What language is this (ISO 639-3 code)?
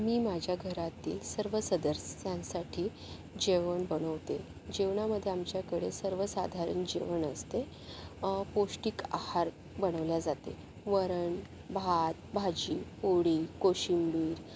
mar